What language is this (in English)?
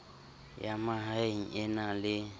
Southern Sotho